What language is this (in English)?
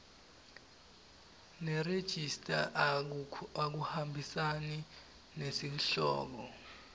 Swati